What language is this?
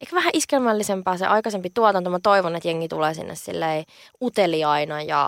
Finnish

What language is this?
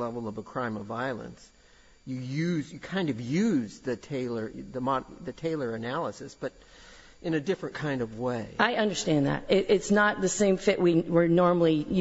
English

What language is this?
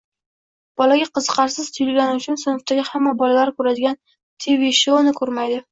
Uzbek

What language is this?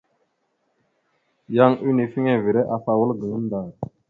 Mada (Cameroon)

